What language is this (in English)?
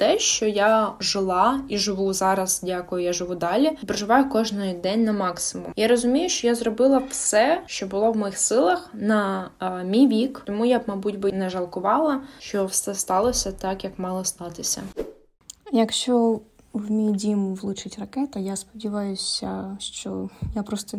Ukrainian